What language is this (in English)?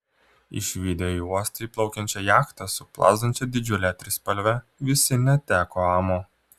Lithuanian